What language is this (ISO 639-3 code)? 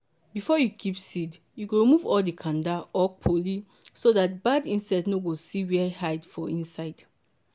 pcm